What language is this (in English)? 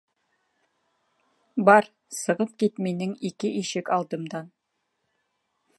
Bashkir